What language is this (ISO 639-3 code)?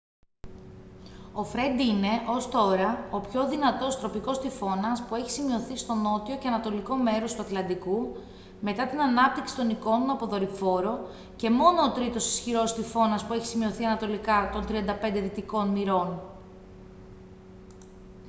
ell